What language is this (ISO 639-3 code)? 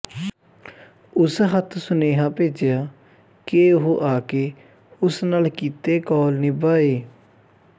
pan